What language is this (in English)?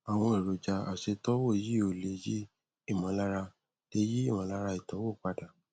Yoruba